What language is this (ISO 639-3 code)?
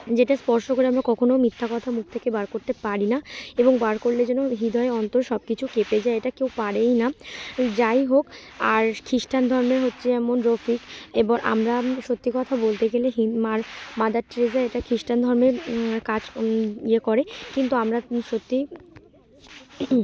ben